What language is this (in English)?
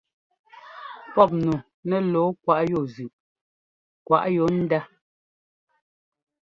Ngomba